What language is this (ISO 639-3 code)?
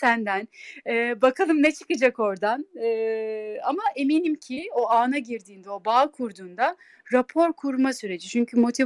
tur